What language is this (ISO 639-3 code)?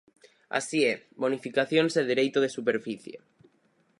glg